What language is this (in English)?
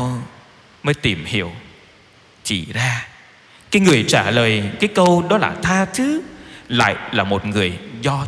Vietnamese